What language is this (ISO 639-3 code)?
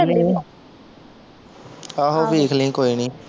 pan